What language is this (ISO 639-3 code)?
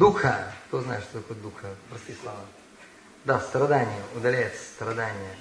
rus